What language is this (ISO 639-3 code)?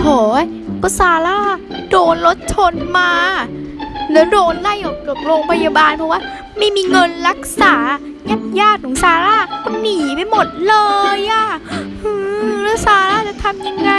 tha